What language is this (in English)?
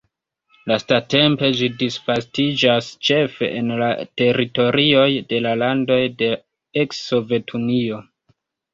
Esperanto